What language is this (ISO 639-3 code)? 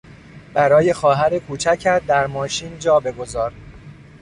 fas